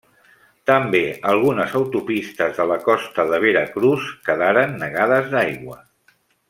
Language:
Catalan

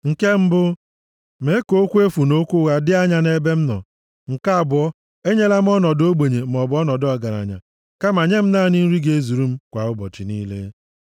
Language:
Igbo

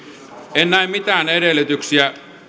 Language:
Finnish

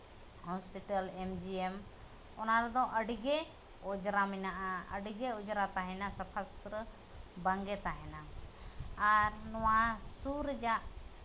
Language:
Santali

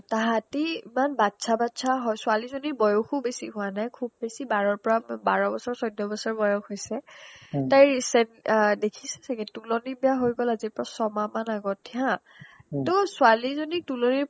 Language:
Assamese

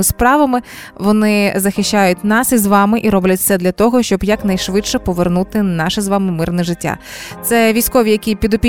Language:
Ukrainian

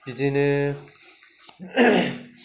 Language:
Bodo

